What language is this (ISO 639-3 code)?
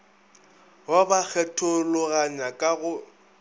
nso